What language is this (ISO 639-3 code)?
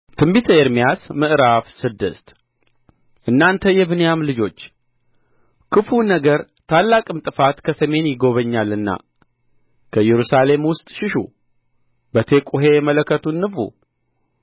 amh